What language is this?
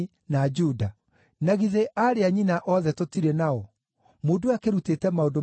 Kikuyu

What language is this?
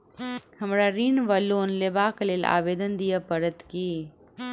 Maithili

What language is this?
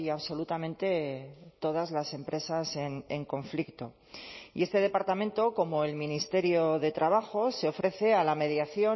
Spanish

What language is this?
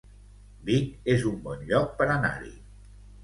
Catalan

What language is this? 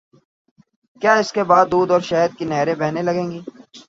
Urdu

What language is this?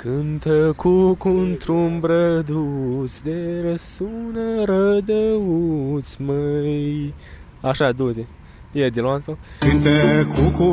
Romanian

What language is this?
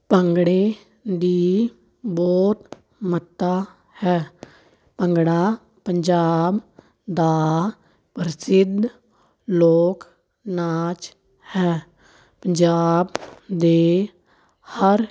Punjabi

